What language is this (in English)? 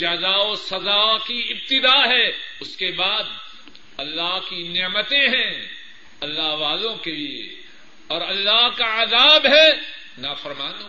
Urdu